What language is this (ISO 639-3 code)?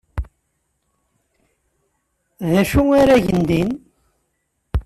kab